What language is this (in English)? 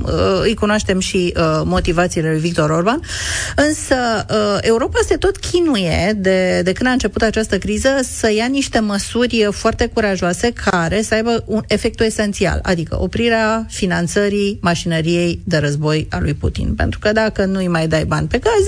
Romanian